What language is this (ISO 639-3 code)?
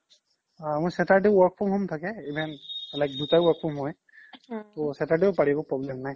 asm